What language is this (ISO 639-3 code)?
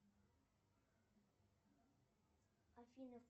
rus